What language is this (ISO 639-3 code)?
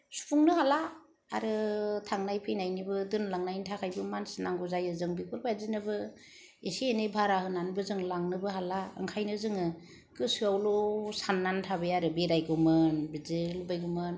brx